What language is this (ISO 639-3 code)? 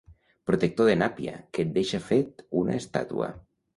cat